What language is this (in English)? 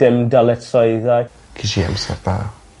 Welsh